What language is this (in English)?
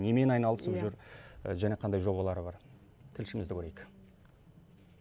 Kazakh